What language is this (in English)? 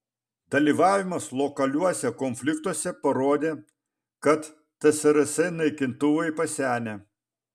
Lithuanian